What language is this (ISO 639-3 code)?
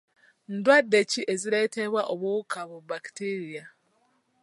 lug